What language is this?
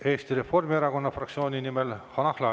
Estonian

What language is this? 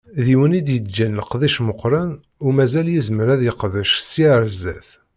Kabyle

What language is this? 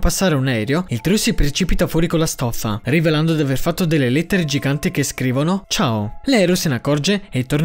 Italian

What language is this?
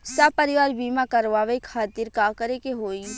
Bhojpuri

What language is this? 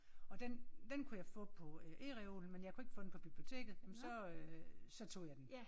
Danish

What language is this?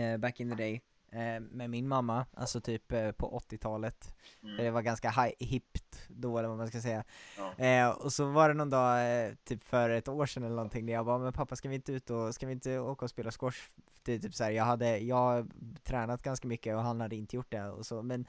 Swedish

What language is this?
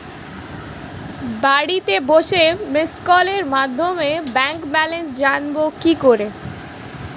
Bangla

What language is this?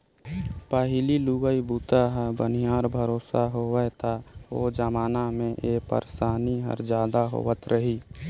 Chhattisgarhi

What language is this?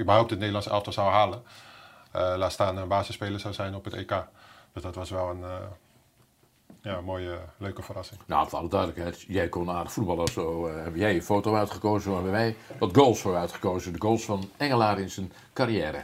Dutch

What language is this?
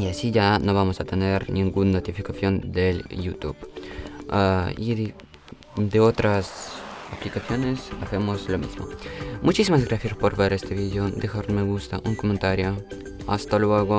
Spanish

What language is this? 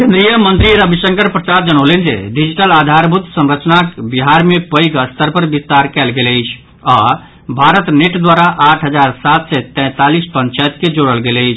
Maithili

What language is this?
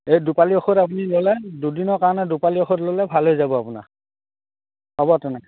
Assamese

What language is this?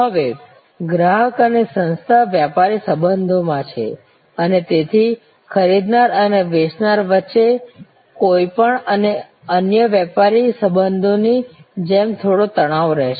Gujarati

